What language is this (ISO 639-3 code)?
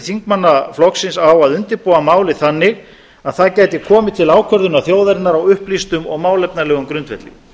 isl